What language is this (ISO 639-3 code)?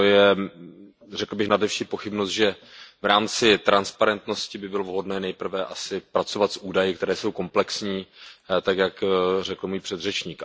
ces